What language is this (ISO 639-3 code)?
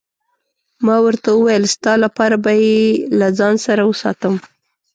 pus